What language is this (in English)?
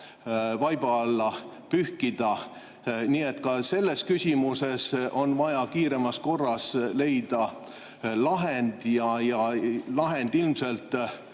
Estonian